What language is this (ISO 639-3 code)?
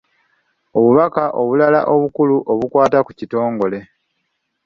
lug